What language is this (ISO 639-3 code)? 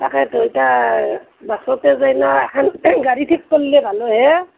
asm